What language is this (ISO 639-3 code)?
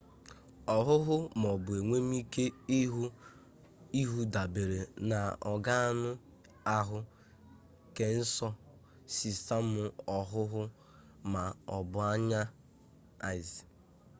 ibo